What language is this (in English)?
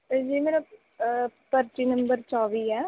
Punjabi